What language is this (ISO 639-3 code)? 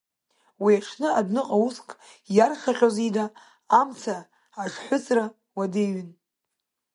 abk